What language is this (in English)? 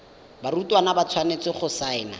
Tswana